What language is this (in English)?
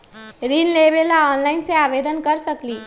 Magahi